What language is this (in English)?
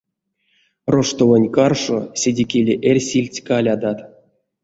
Erzya